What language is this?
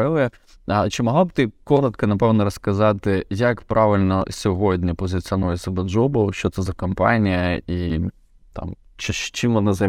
Ukrainian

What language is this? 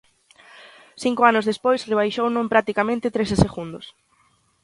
Galician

